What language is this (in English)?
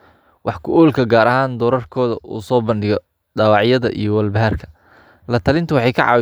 Somali